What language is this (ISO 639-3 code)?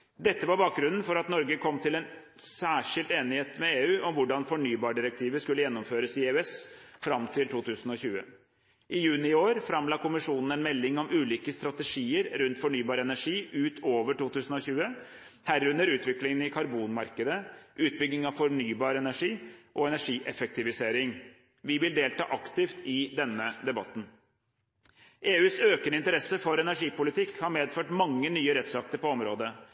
nob